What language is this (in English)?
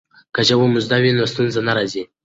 Pashto